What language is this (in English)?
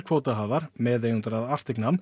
Icelandic